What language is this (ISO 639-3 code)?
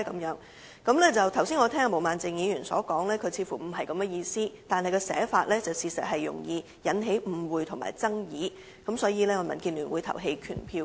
yue